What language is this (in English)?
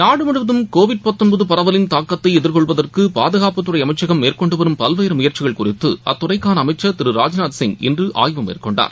Tamil